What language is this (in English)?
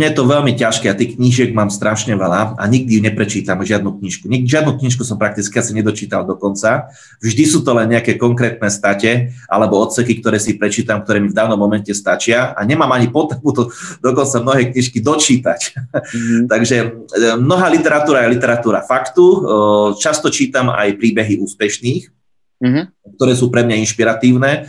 Slovak